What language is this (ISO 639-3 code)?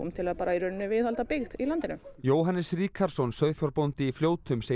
isl